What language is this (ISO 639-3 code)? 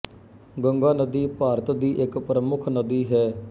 pan